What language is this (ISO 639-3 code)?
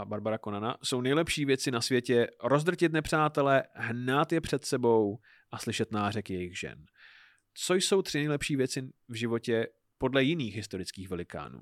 ces